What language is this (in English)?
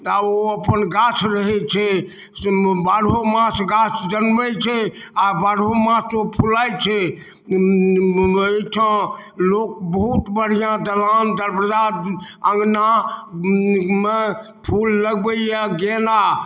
Maithili